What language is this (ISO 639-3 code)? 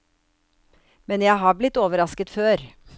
nor